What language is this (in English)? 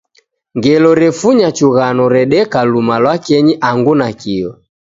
Taita